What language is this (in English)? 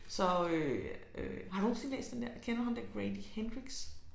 Danish